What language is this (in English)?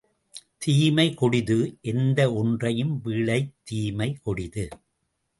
Tamil